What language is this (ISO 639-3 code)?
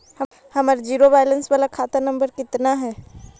mag